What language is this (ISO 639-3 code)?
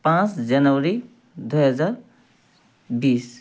nep